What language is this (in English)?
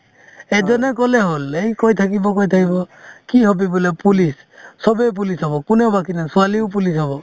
Assamese